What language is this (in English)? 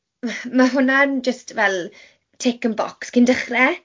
Welsh